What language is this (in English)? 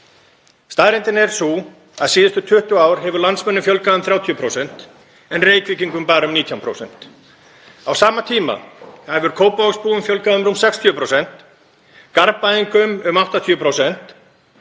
Icelandic